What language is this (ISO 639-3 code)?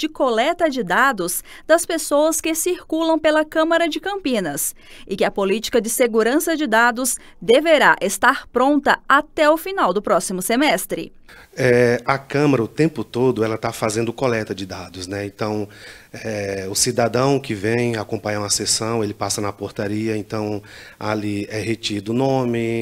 por